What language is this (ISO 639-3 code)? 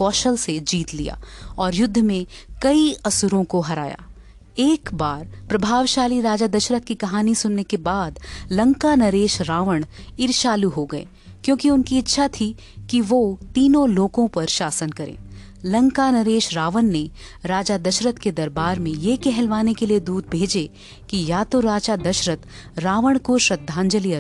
hin